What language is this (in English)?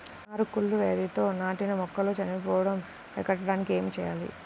Telugu